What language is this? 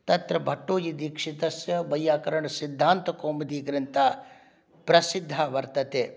Sanskrit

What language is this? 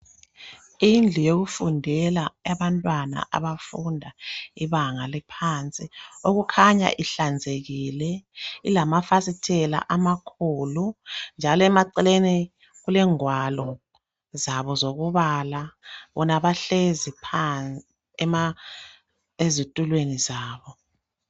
North Ndebele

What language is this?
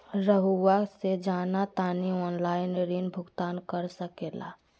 Magahi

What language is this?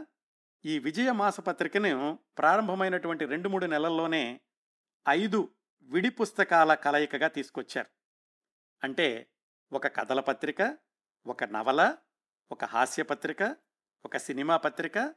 Telugu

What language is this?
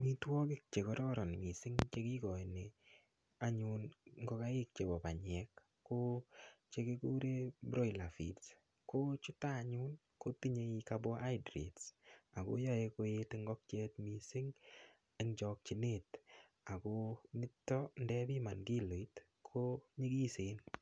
Kalenjin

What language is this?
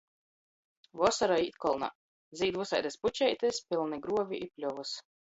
Latgalian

